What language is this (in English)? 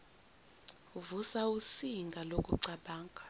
Zulu